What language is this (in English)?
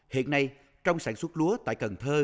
Vietnamese